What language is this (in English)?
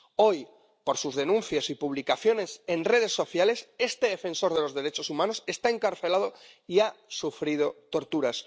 Spanish